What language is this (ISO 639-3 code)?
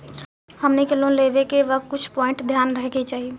bho